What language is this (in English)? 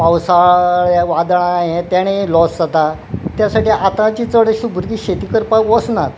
Konkani